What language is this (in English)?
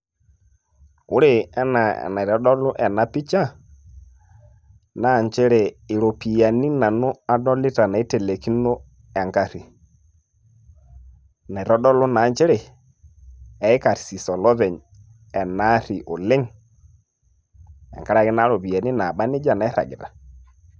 Masai